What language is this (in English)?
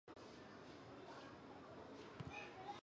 Chinese